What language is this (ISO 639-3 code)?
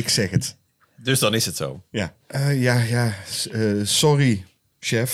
nld